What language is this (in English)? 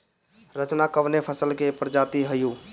Bhojpuri